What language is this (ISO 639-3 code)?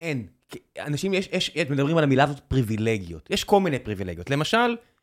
heb